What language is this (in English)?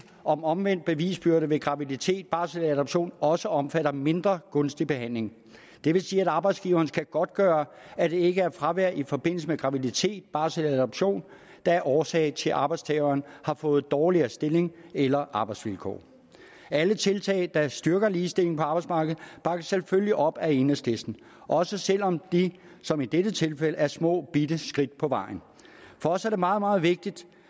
Danish